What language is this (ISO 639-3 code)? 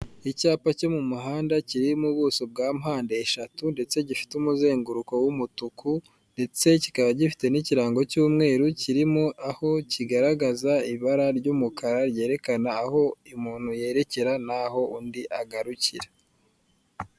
kin